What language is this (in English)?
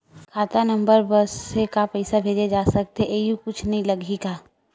Chhattisgarhi